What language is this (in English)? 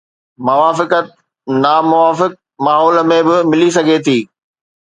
Sindhi